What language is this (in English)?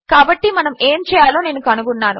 Telugu